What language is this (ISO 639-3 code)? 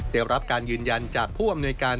tha